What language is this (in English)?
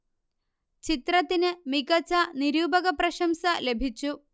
Malayalam